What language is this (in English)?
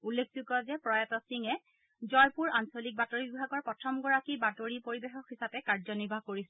Assamese